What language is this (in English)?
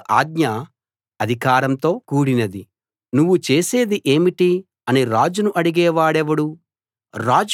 Telugu